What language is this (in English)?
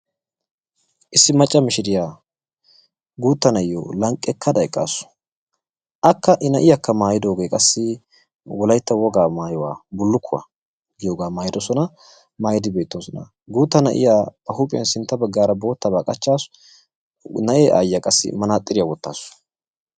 Wolaytta